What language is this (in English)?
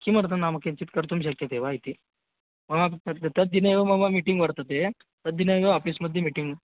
Sanskrit